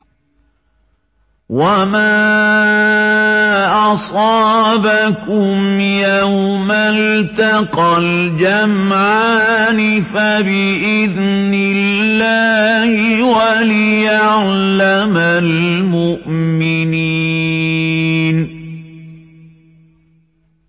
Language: Arabic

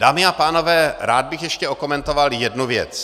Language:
Czech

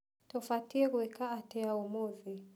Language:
Kikuyu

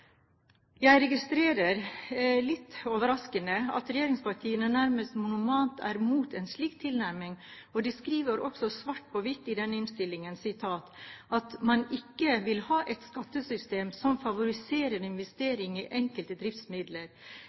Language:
Norwegian Bokmål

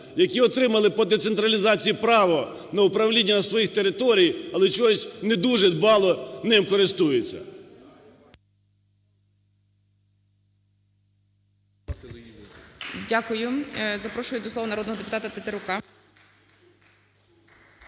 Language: Ukrainian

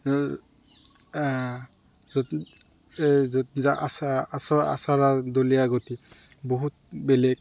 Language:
Assamese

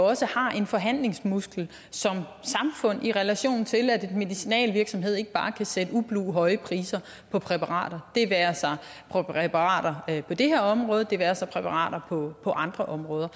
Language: Danish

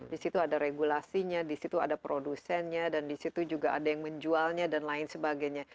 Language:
Indonesian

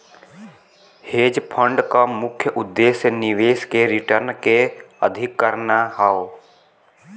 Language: Bhojpuri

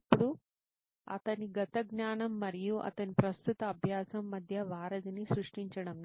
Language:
Telugu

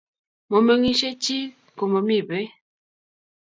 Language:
Kalenjin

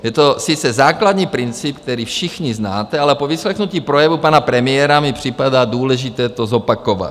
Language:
Czech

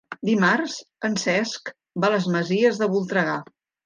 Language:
Catalan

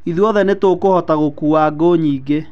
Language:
Kikuyu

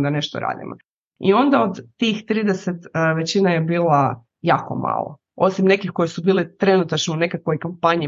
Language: Croatian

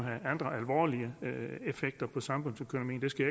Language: Danish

